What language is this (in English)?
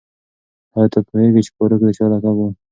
Pashto